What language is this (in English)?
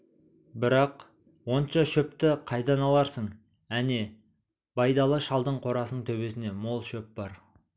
Kazakh